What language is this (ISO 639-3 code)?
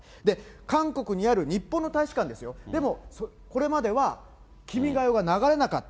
jpn